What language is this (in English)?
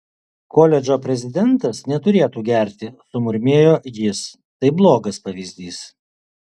Lithuanian